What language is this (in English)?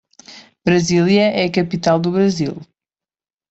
Portuguese